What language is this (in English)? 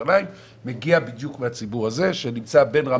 Hebrew